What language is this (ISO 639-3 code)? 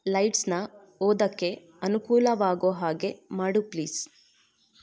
kan